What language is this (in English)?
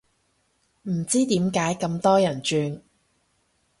Cantonese